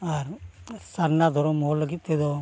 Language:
Santali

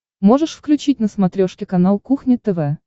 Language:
Russian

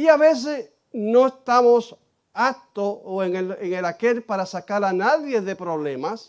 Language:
Spanish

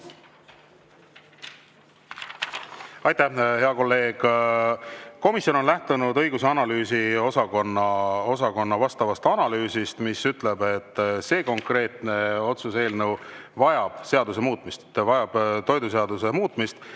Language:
Estonian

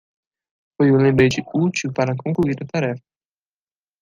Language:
Portuguese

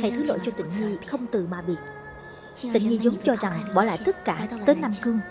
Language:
Vietnamese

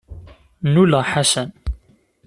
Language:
Kabyle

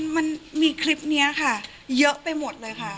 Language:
Thai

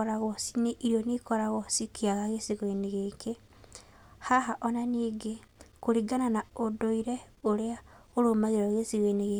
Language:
Kikuyu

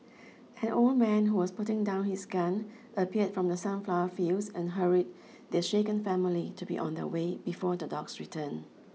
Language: English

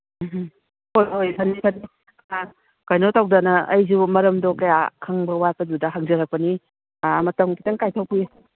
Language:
Manipuri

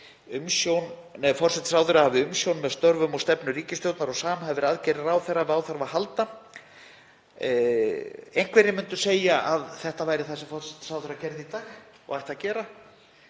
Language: Icelandic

